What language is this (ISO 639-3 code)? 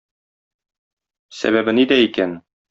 tat